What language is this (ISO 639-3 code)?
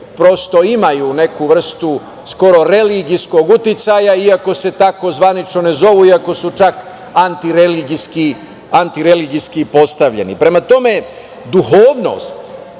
srp